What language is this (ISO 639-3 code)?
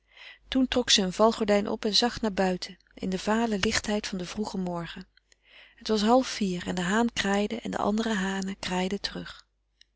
nld